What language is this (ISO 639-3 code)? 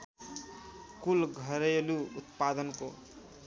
nep